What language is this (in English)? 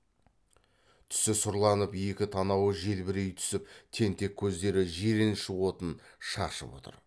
Kazakh